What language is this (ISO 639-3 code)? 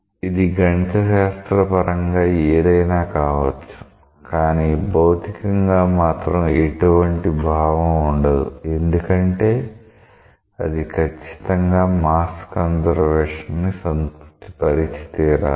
tel